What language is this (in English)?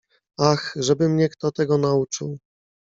Polish